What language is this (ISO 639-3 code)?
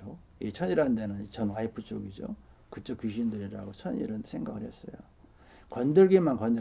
kor